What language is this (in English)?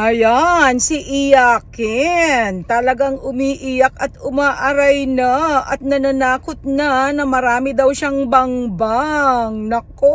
Filipino